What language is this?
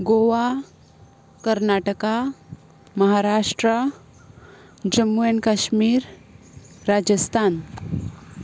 Konkani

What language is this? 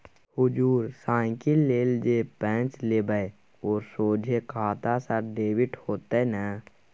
Maithili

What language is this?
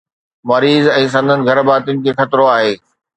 Sindhi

